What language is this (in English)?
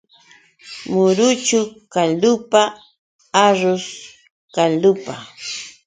Yauyos Quechua